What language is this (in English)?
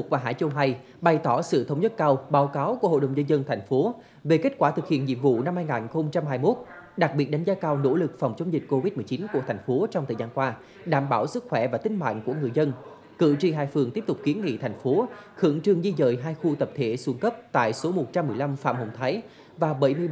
Vietnamese